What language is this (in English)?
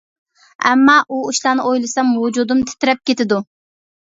Uyghur